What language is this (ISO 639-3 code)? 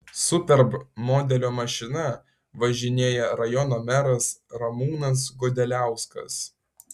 lit